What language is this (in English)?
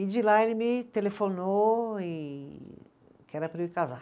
Portuguese